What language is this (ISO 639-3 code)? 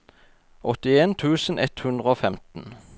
nor